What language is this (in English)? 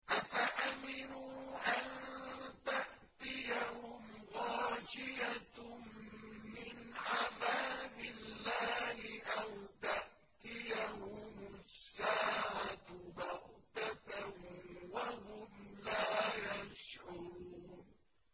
Arabic